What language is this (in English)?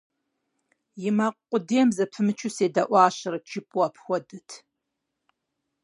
Kabardian